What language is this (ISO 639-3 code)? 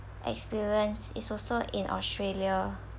eng